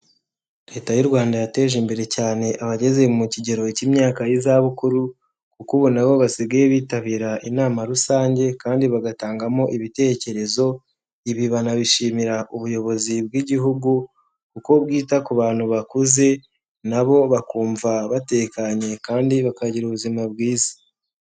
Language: Kinyarwanda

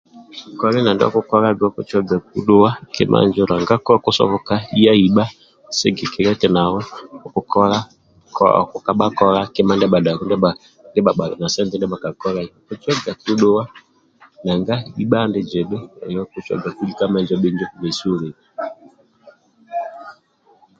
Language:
Amba (Uganda)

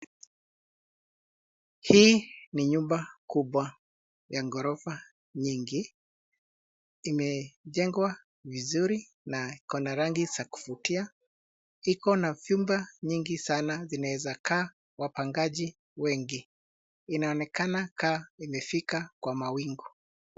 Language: Swahili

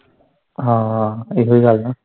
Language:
Punjabi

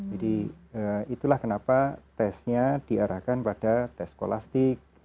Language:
Indonesian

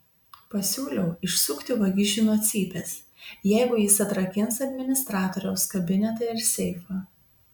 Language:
Lithuanian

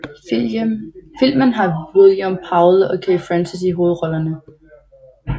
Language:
Danish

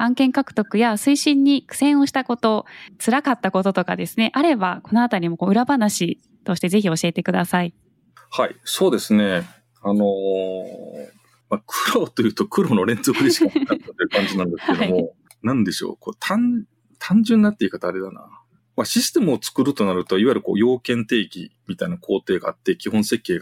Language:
Japanese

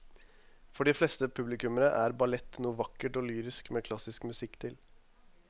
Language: Norwegian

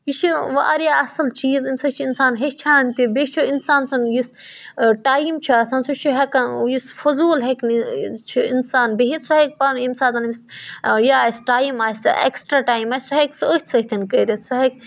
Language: Kashmiri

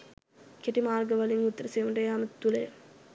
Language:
Sinhala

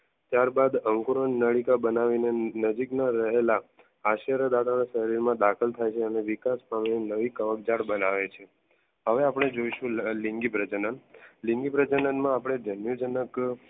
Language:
Gujarati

